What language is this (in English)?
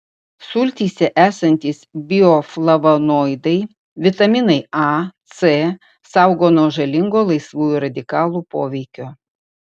Lithuanian